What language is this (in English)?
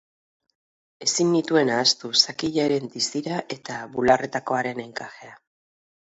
Basque